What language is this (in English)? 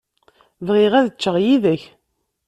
Kabyle